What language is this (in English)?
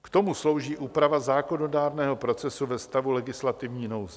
Czech